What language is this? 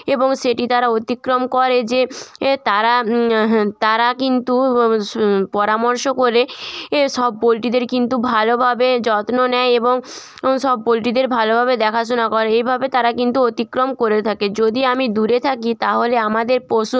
Bangla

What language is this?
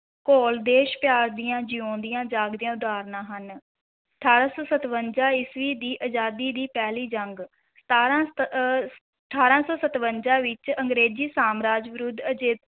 Punjabi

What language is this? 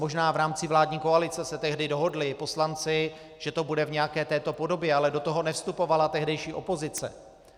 Czech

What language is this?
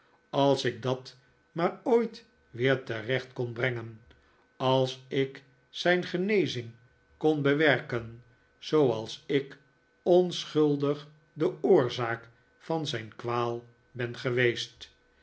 Dutch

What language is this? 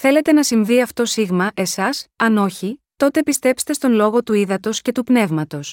Greek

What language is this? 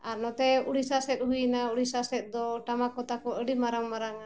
Santali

